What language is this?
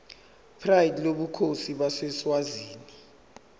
Zulu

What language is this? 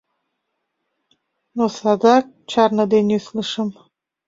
Mari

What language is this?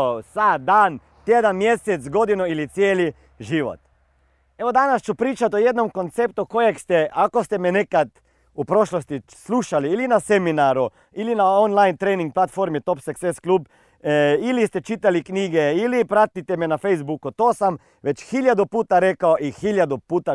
Croatian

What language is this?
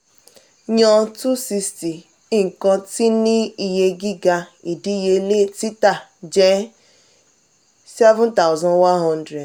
Yoruba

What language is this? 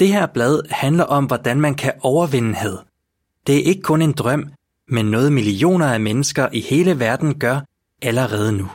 Danish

